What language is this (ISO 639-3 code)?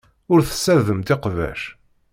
kab